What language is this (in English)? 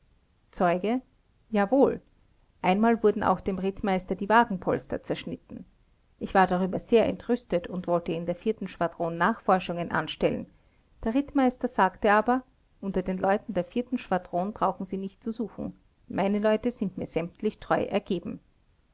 German